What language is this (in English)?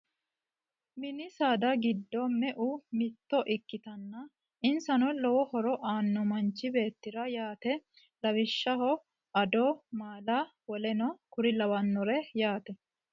Sidamo